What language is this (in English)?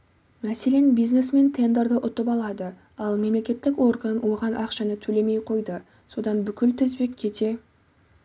Kazakh